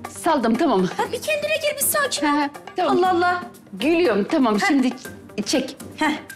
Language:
Turkish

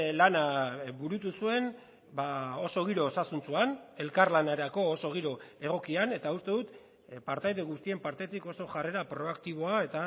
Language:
Basque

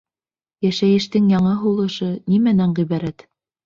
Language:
Bashkir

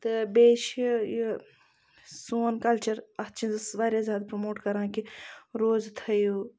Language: Kashmiri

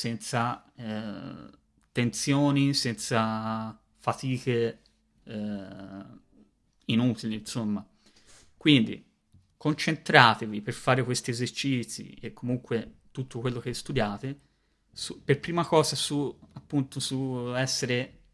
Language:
Italian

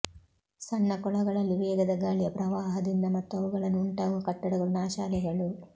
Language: Kannada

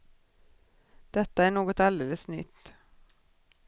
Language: Swedish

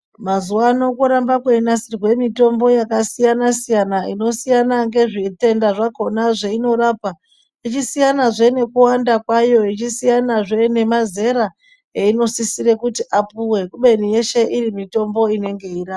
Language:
Ndau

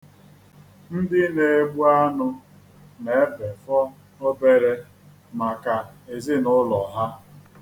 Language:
Igbo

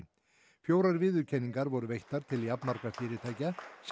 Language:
Icelandic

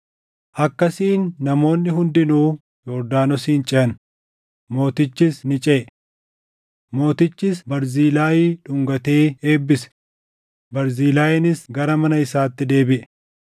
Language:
Oromo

